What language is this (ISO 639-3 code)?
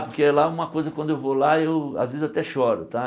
por